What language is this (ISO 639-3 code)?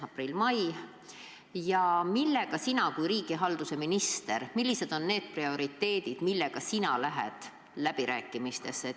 est